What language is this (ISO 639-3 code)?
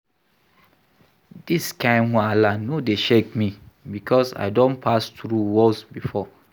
pcm